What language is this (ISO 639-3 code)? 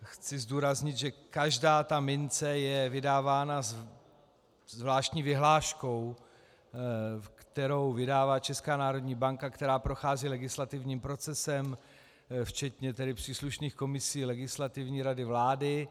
ces